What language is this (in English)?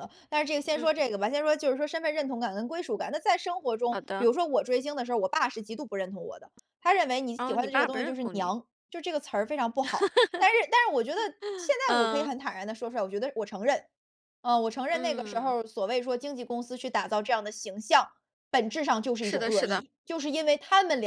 Chinese